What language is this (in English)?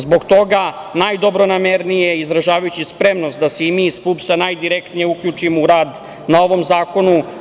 Serbian